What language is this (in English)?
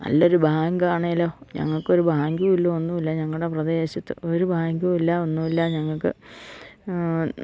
Malayalam